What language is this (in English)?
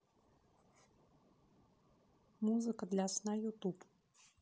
Russian